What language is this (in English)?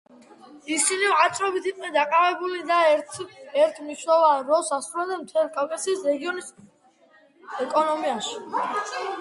Georgian